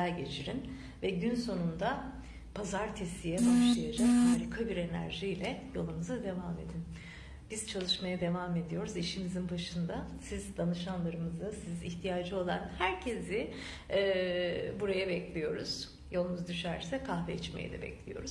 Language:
Turkish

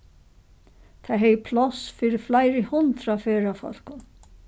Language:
Faroese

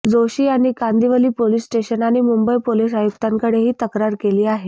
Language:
Marathi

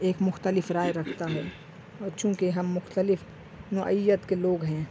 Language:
Urdu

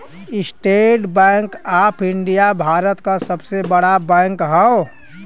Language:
Bhojpuri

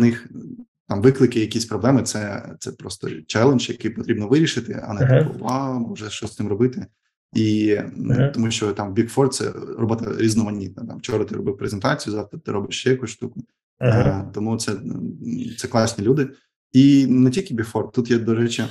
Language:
Ukrainian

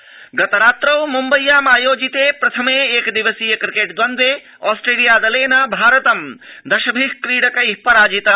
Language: Sanskrit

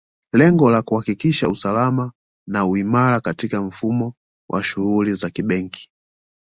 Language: Swahili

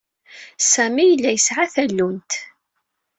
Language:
Kabyle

